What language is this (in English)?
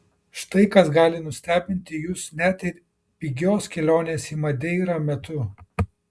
Lithuanian